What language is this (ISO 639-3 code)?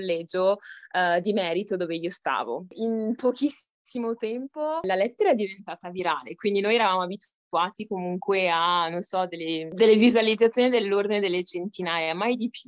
ita